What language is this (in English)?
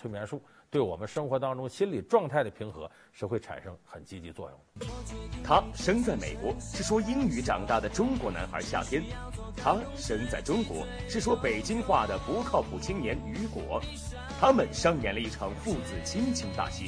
Chinese